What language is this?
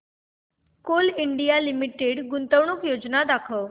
Marathi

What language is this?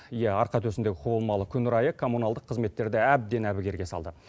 Kazakh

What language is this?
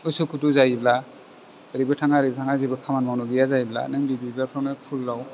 Bodo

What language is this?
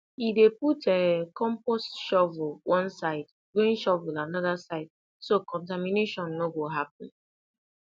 Nigerian Pidgin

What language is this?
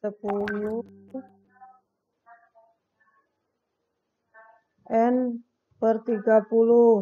Indonesian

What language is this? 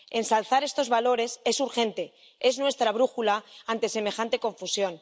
Spanish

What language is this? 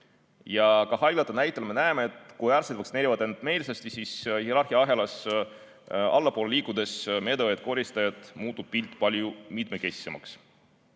Estonian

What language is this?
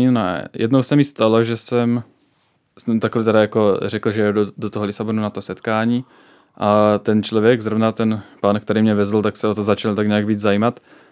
Czech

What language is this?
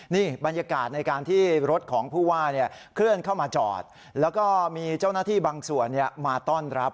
Thai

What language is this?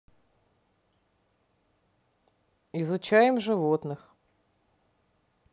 Russian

